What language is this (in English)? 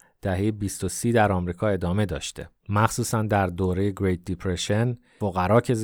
Persian